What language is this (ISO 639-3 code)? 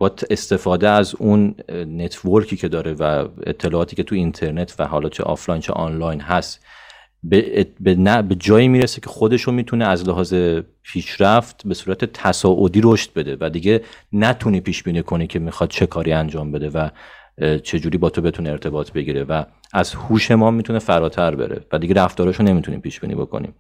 fas